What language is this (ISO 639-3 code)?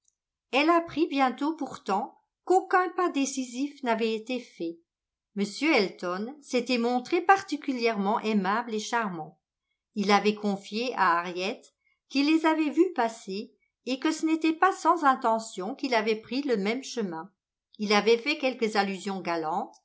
fra